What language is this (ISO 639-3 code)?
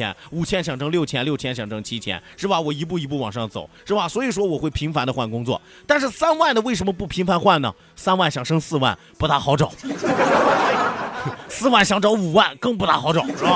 zho